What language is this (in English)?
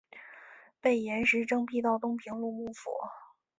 Chinese